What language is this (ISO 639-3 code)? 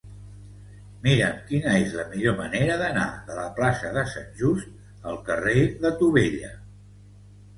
cat